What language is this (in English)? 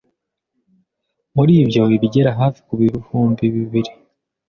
Kinyarwanda